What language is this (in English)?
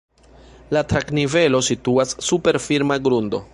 Esperanto